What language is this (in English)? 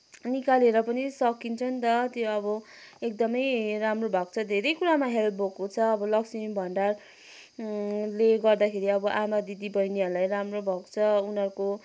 Nepali